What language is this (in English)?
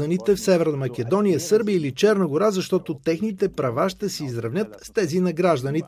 Bulgarian